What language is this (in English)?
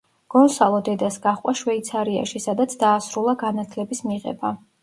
Georgian